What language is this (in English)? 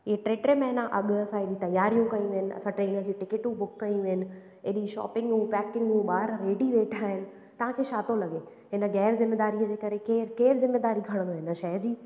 Sindhi